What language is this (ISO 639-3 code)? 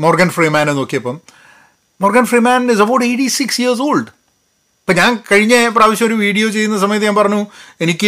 mal